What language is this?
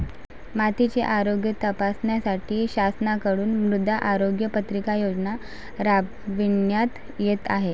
Marathi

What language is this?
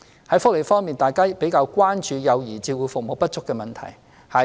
Cantonese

